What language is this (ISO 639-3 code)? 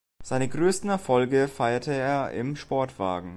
deu